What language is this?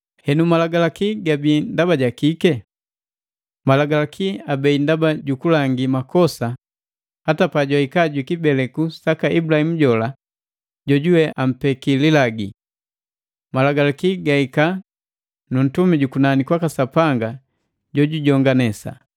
Matengo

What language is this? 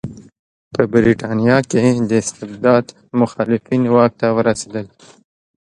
Pashto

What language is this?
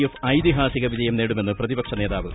Malayalam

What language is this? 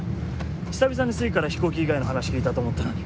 Japanese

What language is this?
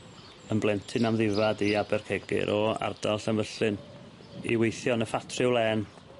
Welsh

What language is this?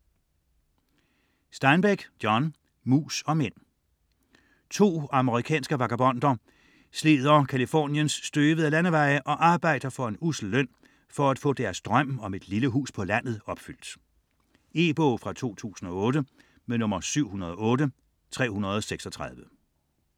Danish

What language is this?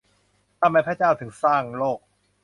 Thai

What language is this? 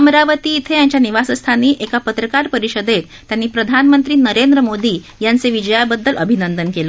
Marathi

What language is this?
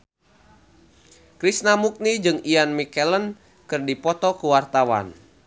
Sundanese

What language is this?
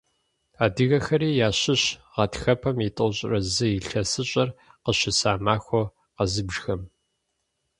Kabardian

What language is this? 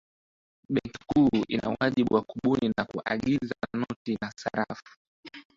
Swahili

